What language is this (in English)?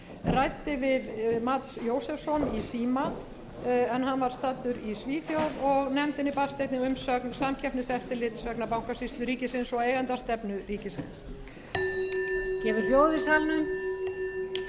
Icelandic